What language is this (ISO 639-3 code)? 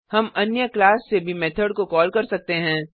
hin